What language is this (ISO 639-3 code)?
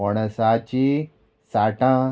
kok